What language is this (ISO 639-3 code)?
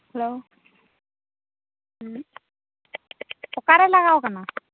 sat